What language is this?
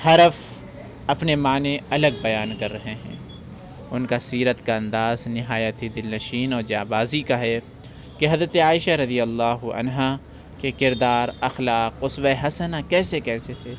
Urdu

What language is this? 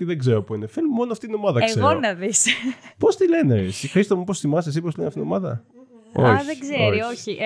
Greek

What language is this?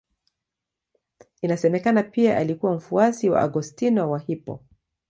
Swahili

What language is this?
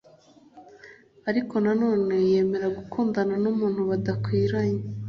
Kinyarwanda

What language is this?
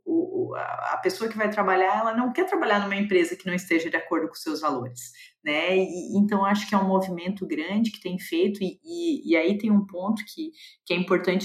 Portuguese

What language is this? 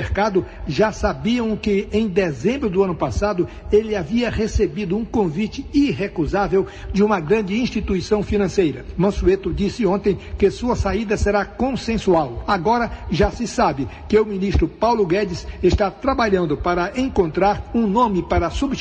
Portuguese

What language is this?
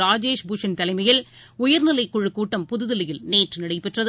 Tamil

